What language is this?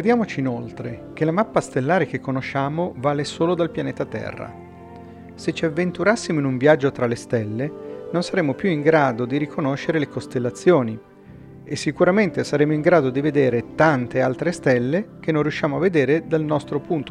Italian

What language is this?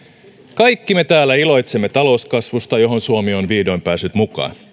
Finnish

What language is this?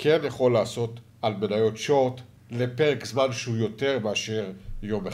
Hebrew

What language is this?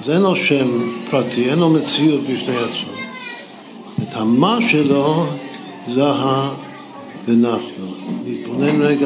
Hebrew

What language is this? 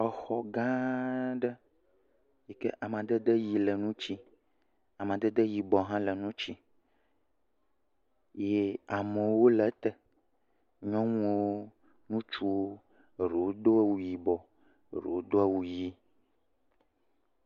Ewe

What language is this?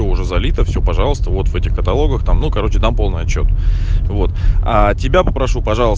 Russian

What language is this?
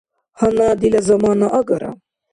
Dargwa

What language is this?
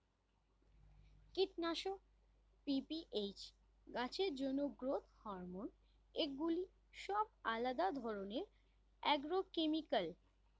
Bangla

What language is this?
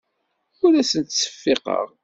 Kabyle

